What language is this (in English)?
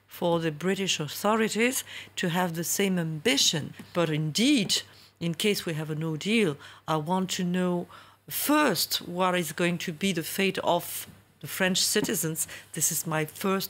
English